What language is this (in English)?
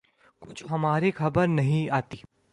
Urdu